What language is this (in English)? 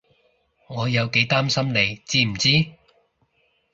Cantonese